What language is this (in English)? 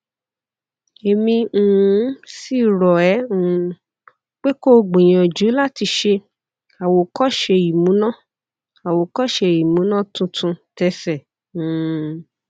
Yoruba